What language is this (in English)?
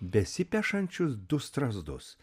Lithuanian